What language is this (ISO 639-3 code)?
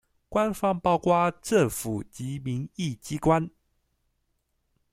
zho